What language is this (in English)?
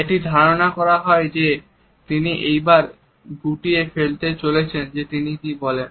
Bangla